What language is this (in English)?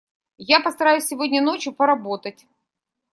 Russian